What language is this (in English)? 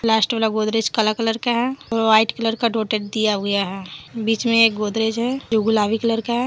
Hindi